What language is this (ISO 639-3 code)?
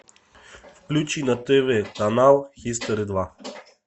rus